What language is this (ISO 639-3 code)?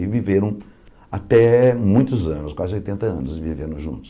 por